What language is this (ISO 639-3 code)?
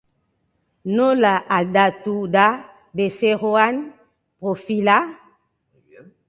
eus